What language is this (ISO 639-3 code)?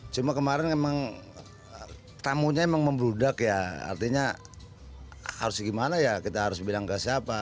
ind